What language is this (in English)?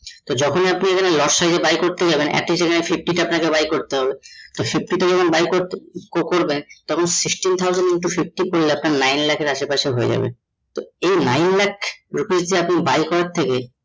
Bangla